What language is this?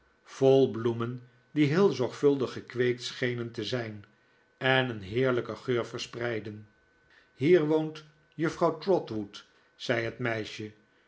Dutch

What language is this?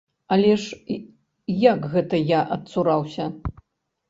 Belarusian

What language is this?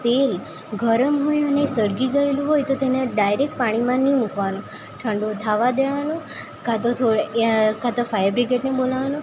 Gujarati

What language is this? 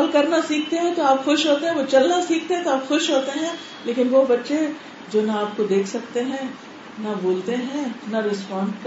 Urdu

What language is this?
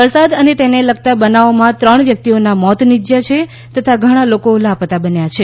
Gujarati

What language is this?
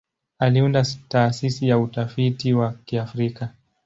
Swahili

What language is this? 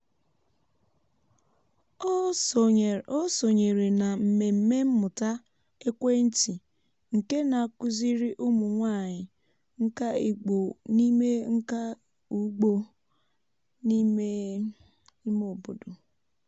Igbo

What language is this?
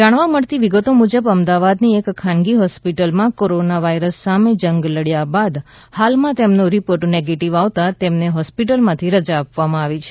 Gujarati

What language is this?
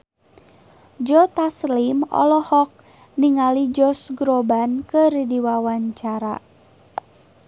Sundanese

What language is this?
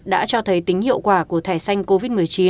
Vietnamese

